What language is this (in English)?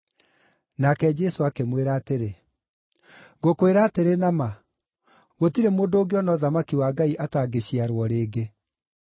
Kikuyu